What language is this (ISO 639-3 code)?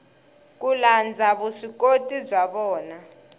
tso